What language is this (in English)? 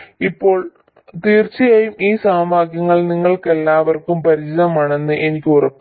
Malayalam